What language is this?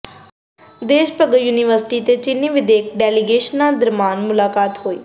Punjabi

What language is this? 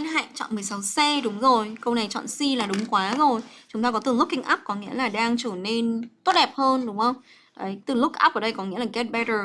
Vietnamese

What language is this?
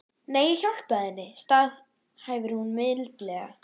Icelandic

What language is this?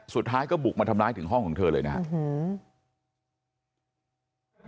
Thai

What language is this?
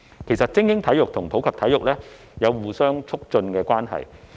Cantonese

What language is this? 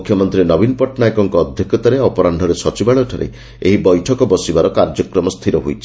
Odia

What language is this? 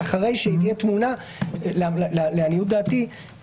Hebrew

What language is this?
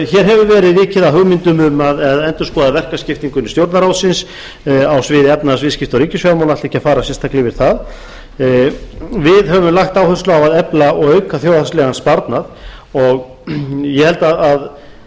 Icelandic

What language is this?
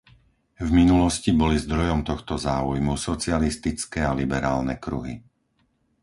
Slovak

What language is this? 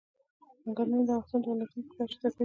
Pashto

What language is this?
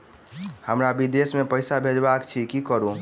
Maithili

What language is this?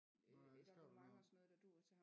Danish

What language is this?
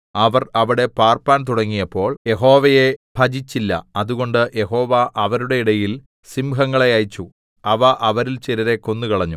Malayalam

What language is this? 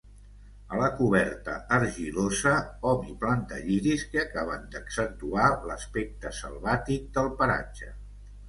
Catalan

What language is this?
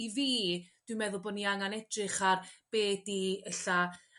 Welsh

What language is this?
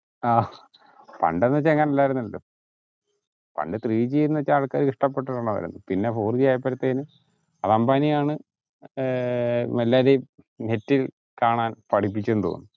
Malayalam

